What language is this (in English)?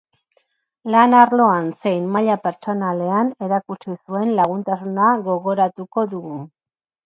Basque